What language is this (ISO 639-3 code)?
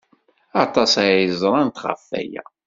kab